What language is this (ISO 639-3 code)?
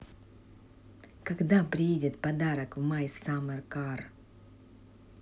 rus